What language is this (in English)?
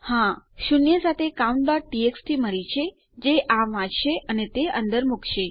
Gujarati